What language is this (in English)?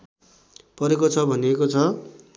Nepali